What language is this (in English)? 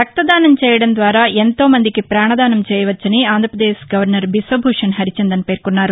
Telugu